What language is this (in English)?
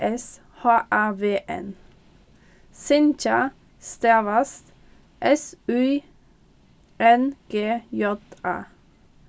Faroese